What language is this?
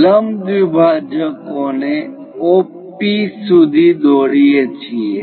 Gujarati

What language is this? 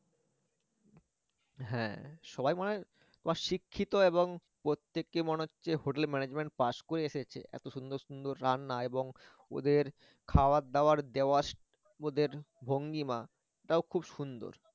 Bangla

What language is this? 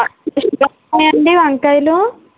Telugu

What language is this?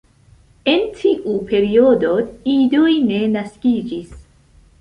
Esperanto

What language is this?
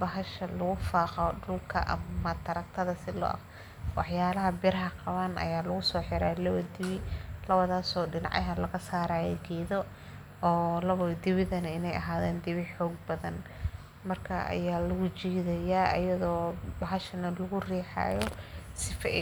Somali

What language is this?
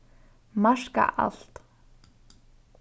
Faroese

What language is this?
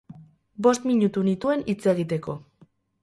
Basque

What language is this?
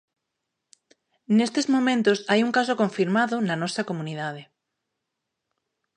Galician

